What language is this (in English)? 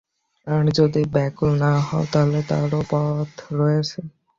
Bangla